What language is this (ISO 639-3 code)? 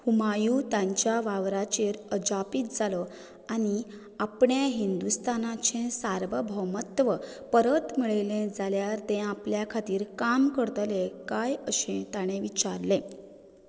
kok